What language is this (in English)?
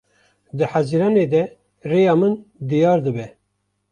Kurdish